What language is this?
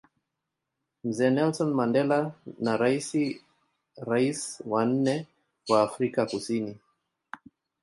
Swahili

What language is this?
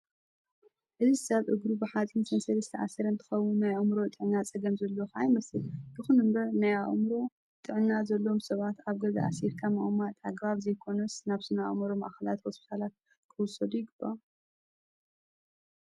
Tigrinya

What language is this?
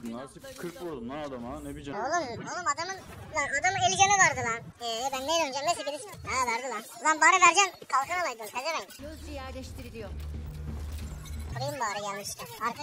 Turkish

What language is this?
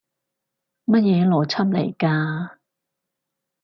Cantonese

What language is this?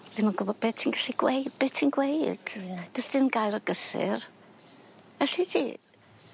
Welsh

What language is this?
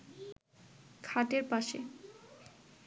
Bangla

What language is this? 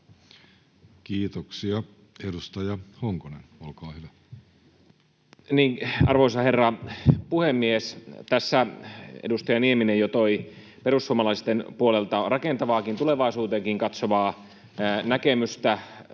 Finnish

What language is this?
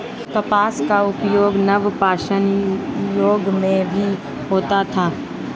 Hindi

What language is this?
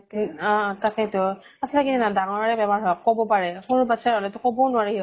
Assamese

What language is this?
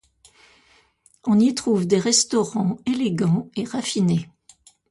French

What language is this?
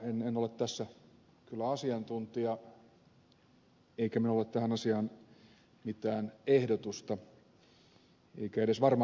Finnish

